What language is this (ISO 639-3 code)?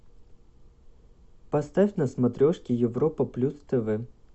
rus